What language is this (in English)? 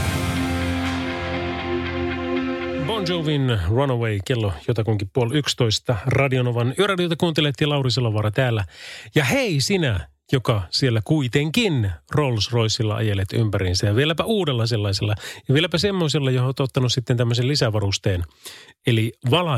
Finnish